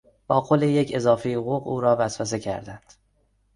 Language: Persian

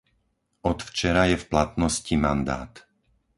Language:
Slovak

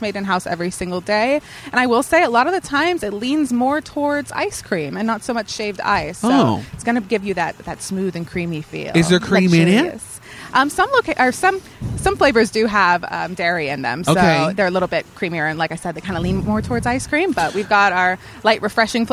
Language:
English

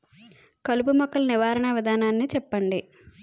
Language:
Telugu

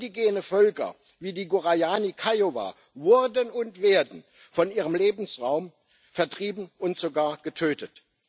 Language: German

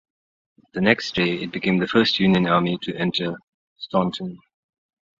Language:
English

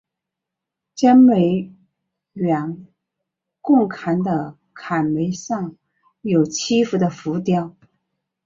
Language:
Chinese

